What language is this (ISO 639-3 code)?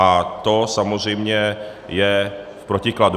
ces